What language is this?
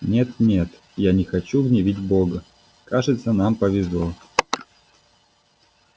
Russian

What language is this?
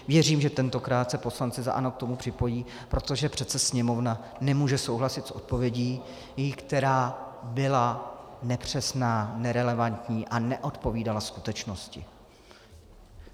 Czech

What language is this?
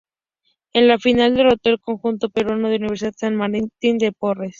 Spanish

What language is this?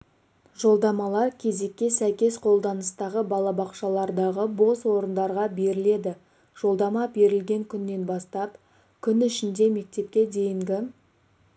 Kazakh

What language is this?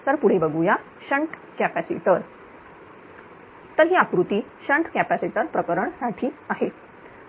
Marathi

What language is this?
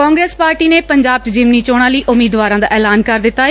Punjabi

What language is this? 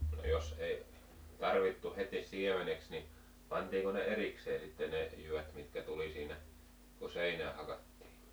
Finnish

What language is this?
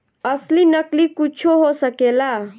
Bhojpuri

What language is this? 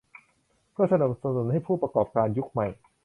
Thai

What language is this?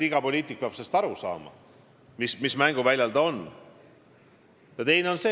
Estonian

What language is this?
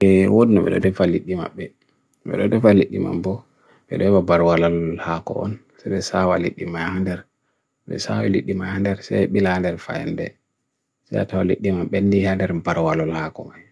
Bagirmi Fulfulde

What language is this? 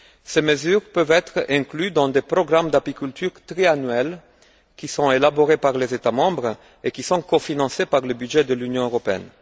French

